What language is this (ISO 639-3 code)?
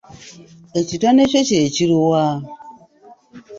lug